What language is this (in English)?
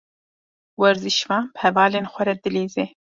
Kurdish